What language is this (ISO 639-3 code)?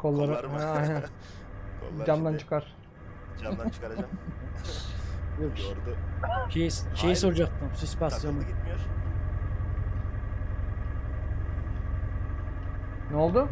tur